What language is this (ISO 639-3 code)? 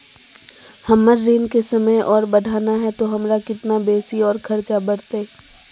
mag